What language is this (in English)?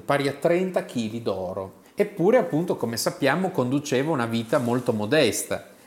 Italian